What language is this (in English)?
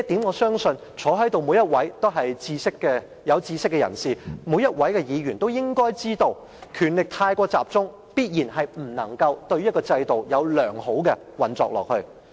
Cantonese